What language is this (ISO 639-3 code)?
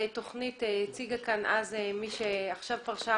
heb